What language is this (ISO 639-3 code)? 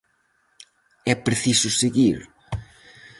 glg